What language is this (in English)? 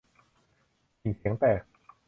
Thai